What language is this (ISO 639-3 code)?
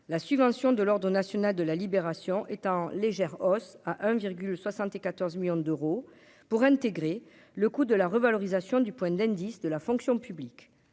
fra